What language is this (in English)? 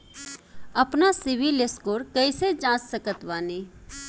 Bhojpuri